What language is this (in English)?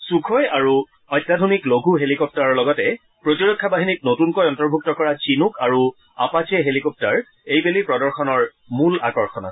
Assamese